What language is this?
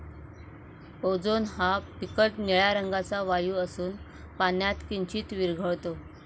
Marathi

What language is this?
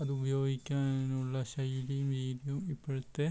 Malayalam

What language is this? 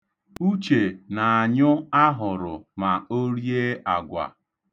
Igbo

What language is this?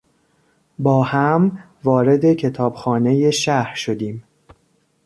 Persian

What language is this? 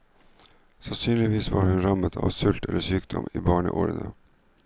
Norwegian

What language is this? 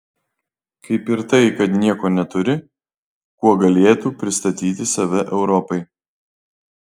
Lithuanian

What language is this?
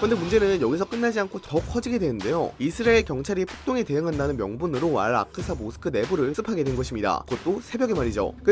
Korean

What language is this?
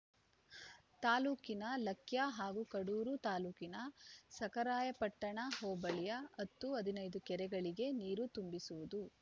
Kannada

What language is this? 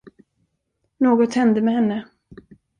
Swedish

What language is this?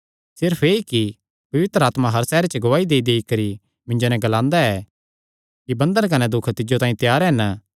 Kangri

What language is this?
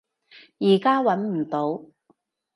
Cantonese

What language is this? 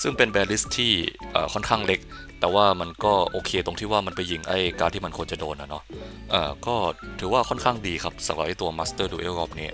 Thai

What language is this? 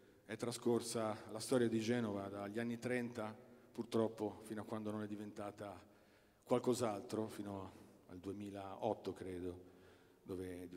Italian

